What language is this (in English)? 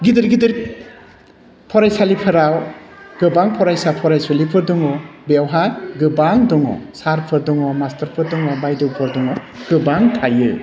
Bodo